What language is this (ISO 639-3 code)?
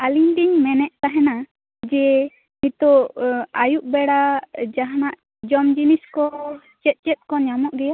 sat